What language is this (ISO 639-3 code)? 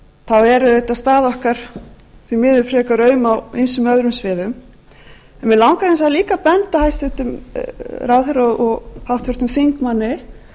isl